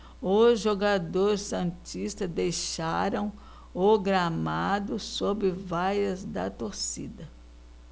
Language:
Portuguese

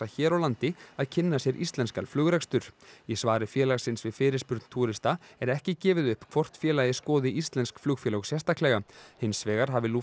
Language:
Icelandic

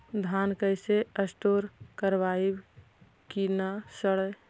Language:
Magahi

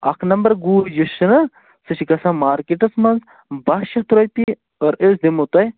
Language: Kashmiri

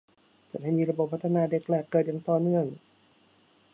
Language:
Thai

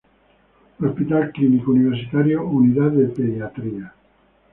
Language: Spanish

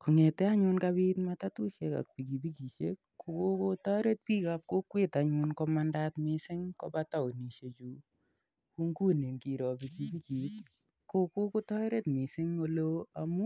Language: Kalenjin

